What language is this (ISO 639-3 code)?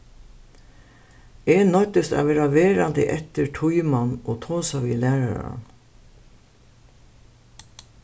fao